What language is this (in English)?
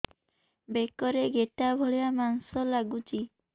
Odia